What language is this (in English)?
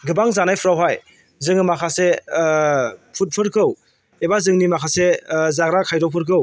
Bodo